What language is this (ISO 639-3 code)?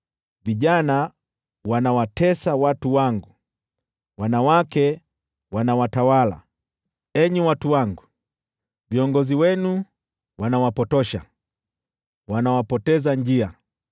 swa